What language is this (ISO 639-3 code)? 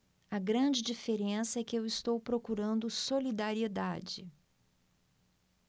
por